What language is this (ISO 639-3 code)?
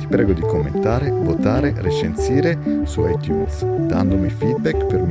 ita